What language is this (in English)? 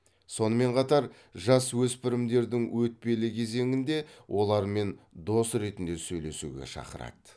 Kazakh